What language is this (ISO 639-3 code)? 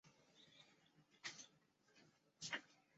zho